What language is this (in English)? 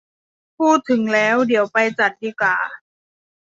Thai